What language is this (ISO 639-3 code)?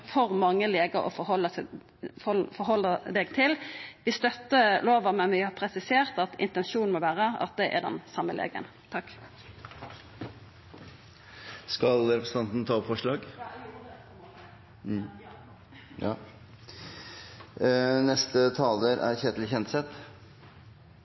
nor